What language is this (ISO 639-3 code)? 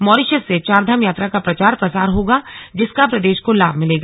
hin